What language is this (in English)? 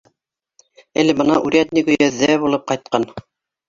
Bashkir